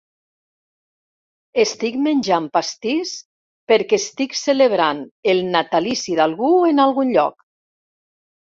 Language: Catalan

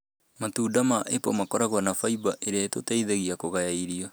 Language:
Kikuyu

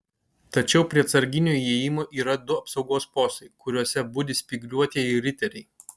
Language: Lithuanian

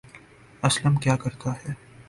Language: Urdu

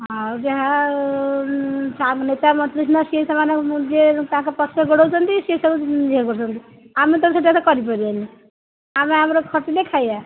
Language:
Odia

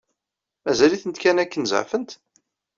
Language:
Kabyle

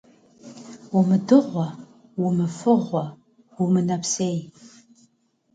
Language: Kabardian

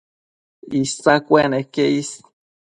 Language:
Matsés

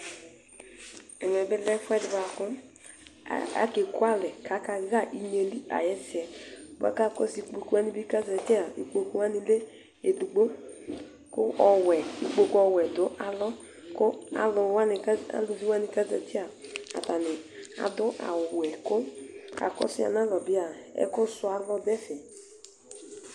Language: Ikposo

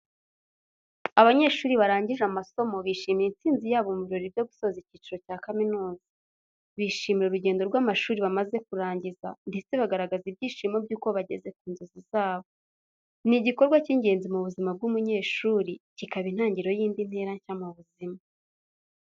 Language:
Kinyarwanda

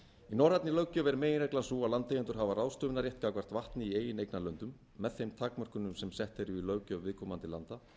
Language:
Icelandic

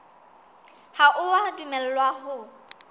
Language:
Southern Sotho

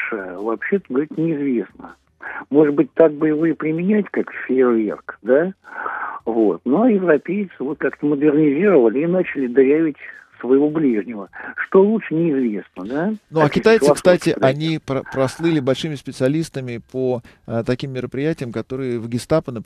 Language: Russian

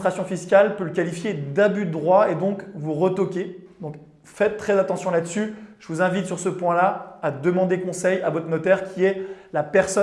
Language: French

